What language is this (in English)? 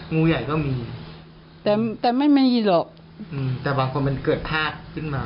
Thai